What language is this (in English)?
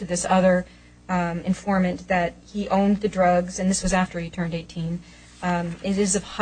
English